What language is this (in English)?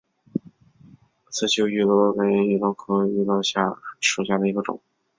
Chinese